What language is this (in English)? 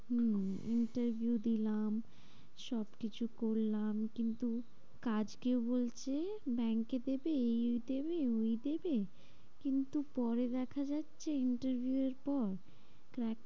Bangla